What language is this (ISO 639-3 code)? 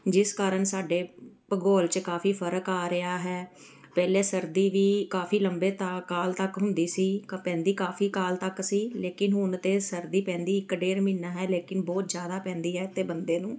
pan